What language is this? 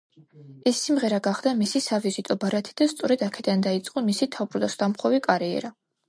Georgian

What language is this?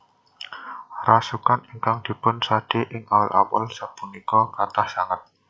Javanese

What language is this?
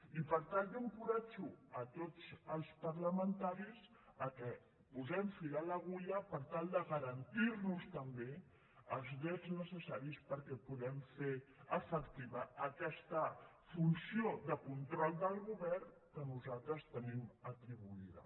Catalan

